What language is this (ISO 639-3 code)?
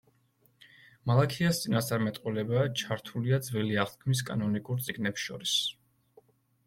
kat